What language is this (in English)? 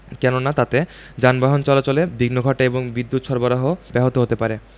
Bangla